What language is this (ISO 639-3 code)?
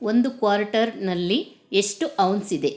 kan